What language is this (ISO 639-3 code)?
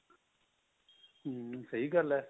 pan